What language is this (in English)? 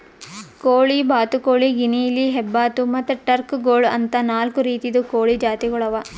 Kannada